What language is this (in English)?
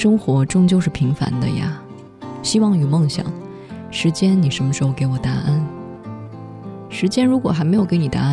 Chinese